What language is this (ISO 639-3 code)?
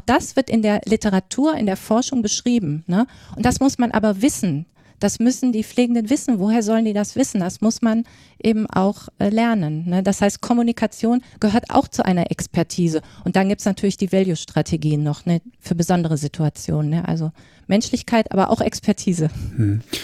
deu